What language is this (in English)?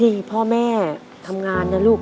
Thai